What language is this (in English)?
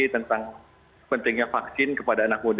Indonesian